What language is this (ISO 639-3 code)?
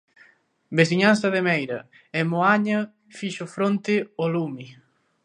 glg